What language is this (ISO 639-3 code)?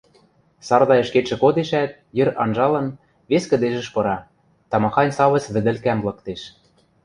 mrj